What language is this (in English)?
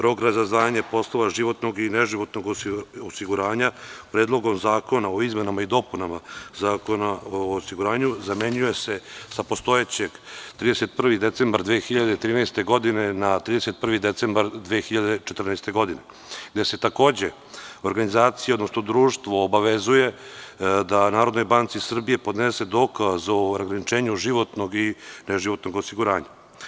Serbian